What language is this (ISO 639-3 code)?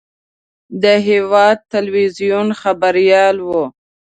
pus